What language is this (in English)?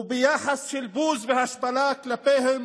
Hebrew